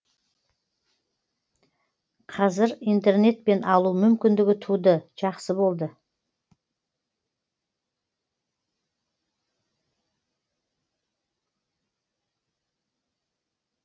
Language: Kazakh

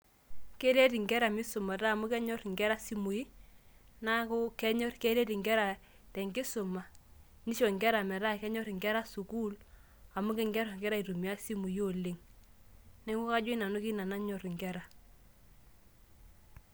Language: Masai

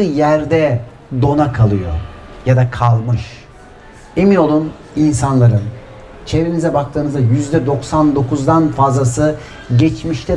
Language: Turkish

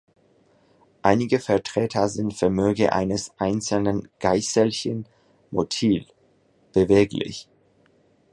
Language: German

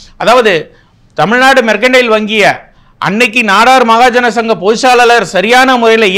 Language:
Arabic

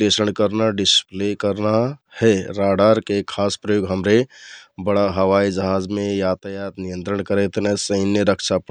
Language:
Kathoriya Tharu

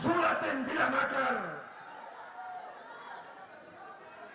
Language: Indonesian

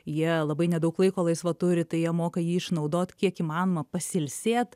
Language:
Lithuanian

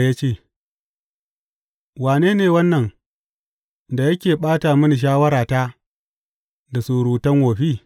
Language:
Hausa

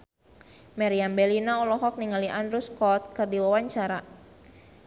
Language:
Sundanese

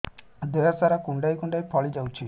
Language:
Odia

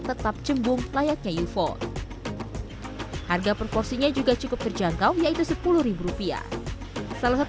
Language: Indonesian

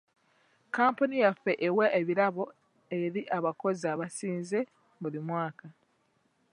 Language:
Ganda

